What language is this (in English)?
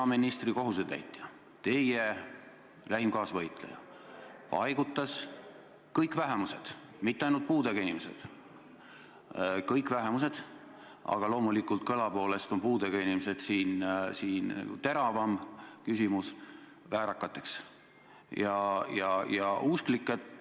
Estonian